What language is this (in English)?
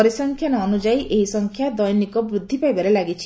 Odia